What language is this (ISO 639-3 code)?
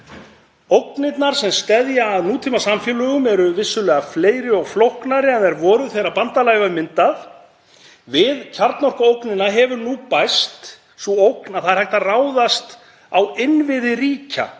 isl